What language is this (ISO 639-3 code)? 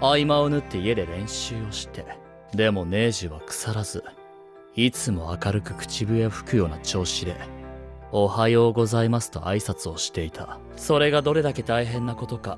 jpn